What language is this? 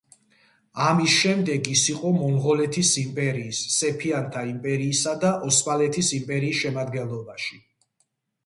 Georgian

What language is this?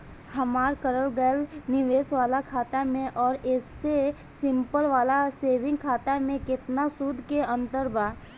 Bhojpuri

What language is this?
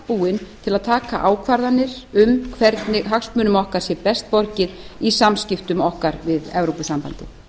Icelandic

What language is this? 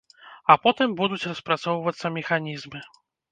Belarusian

